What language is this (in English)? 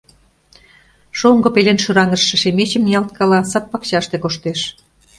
Mari